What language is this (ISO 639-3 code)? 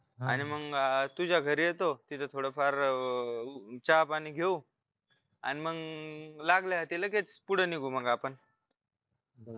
mar